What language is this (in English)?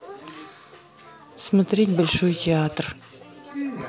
Russian